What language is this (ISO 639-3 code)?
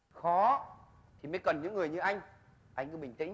vie